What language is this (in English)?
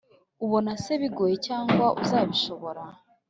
Kinyarwanda